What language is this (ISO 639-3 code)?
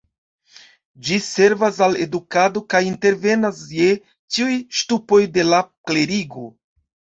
epo